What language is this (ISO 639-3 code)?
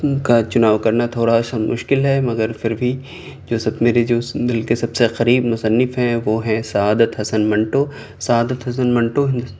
urd